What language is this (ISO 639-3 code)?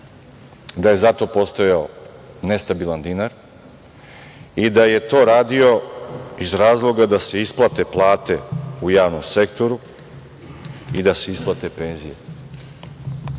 srp